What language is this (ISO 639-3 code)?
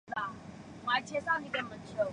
zho